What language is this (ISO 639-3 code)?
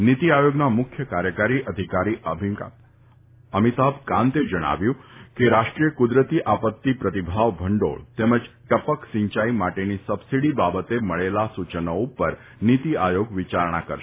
guj